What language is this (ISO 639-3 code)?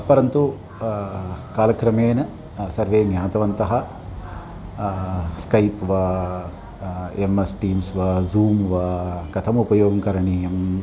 san